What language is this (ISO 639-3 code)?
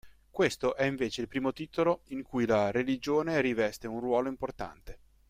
ita